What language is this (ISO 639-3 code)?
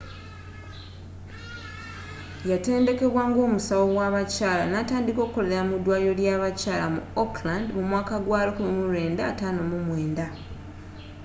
lug